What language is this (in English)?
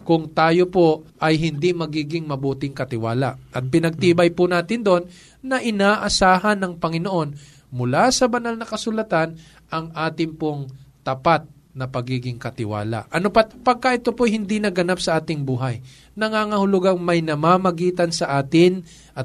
Filipino